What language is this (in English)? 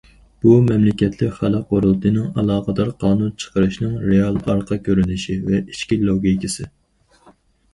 Uyghur